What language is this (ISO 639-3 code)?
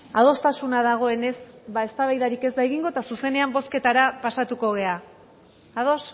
eus